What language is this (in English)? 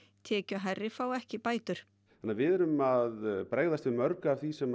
Icelandic